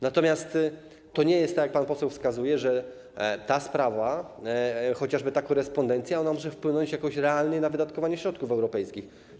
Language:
Polish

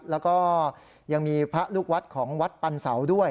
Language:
Thai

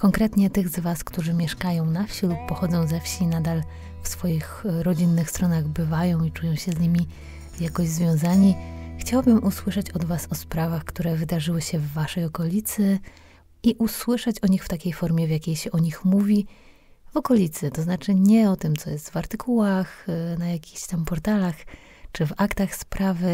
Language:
Polish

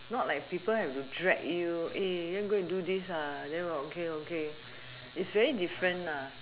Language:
English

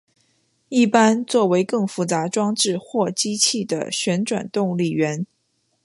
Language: Chinese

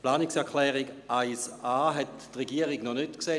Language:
Swiss German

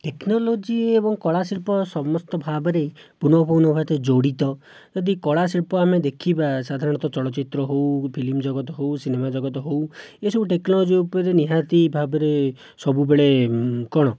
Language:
Odia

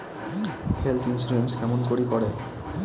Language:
Bangla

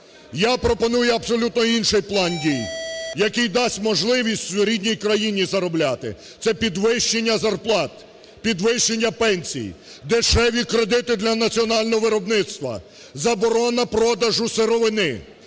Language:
Ukrainian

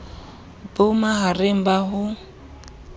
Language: Southern Sotho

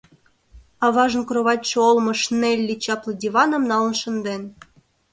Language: Mari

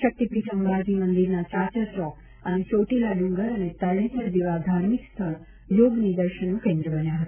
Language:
Gujarati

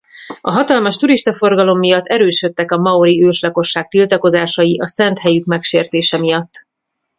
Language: Hungarian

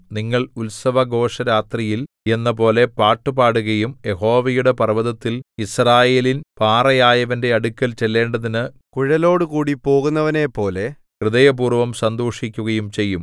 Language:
Malayalam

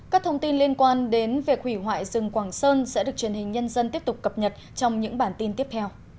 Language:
Vietnamese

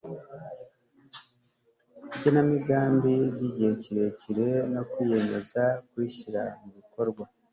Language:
Kinyarwanda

